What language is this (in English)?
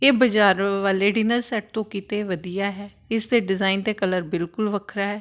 Punjabi